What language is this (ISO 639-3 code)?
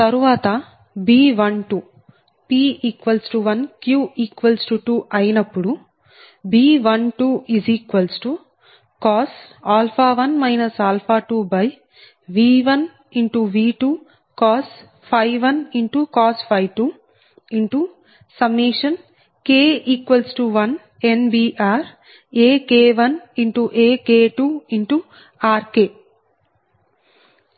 tel